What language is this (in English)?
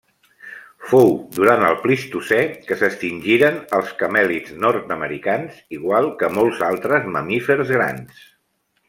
Catalan